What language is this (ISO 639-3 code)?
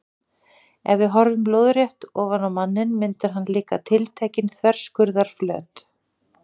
isl